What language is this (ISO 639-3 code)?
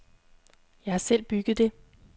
dan